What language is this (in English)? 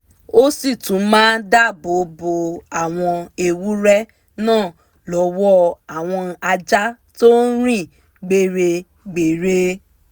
Yoruba